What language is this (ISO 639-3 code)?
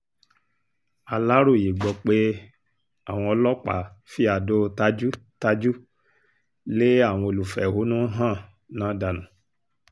yor